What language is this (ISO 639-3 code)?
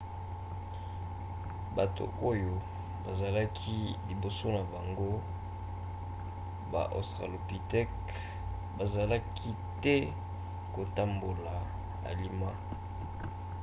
lin